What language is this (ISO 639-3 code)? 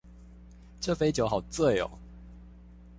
zho